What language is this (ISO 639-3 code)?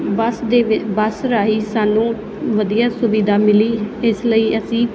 pan